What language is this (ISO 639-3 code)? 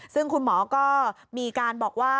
tha